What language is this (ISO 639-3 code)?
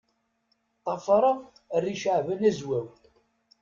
kab